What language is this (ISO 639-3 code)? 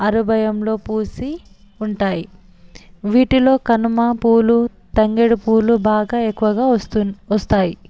tel